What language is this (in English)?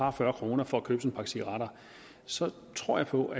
Danish